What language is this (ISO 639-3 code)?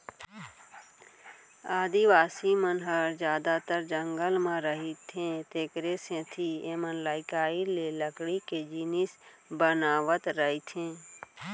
hne